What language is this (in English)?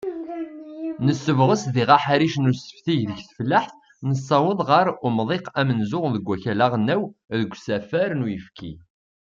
Kabyle